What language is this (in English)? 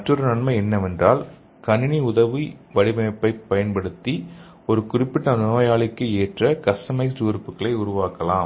Tamil